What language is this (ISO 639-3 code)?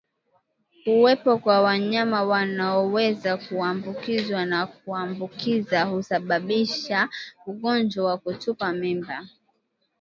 swa